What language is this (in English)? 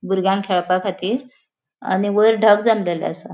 Konkani